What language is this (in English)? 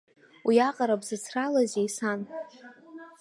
Abkhazian